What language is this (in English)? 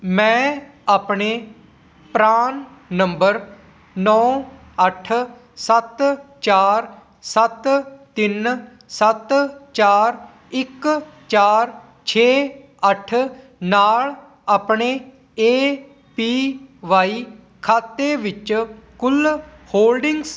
Punjabi